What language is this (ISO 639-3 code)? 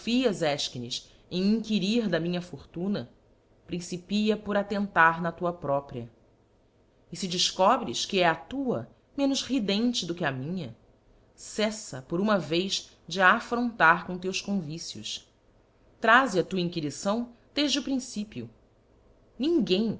por